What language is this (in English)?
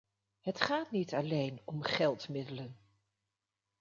Dutch